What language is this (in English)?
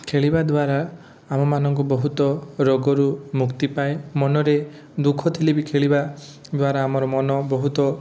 Odia